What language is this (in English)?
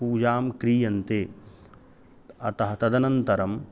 Sanskrit